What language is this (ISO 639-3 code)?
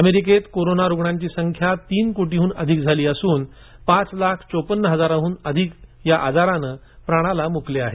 mar